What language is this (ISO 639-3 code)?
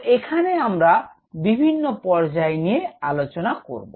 ben